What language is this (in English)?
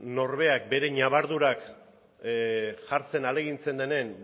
Basque